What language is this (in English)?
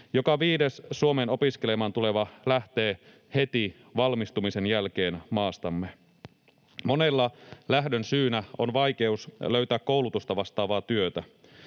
Finnish